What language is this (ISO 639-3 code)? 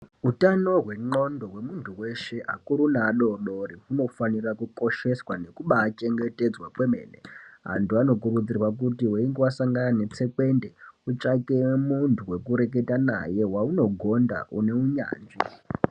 ndc